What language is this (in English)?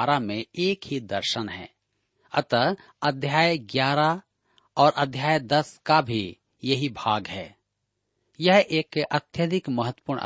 Hindi